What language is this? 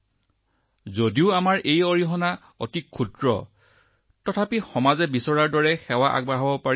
Assamese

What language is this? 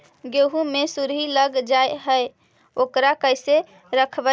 Magahi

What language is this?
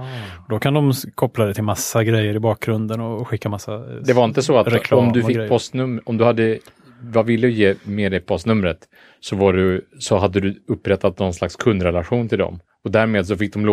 Swedish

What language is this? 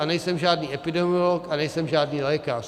Czech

